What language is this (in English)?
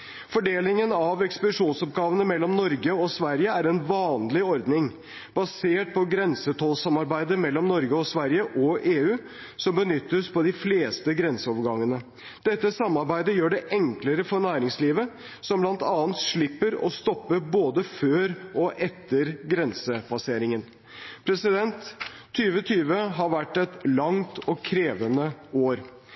Norwegian Bokmål